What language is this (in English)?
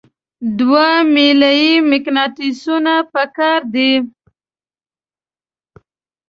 Pashto